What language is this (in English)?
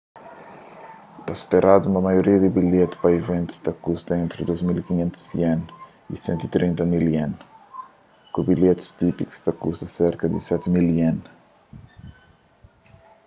Kabuverdianu